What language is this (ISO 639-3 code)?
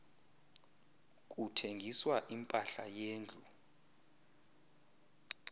xho